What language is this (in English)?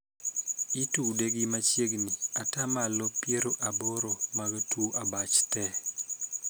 Luo (Kenya and Tanzania)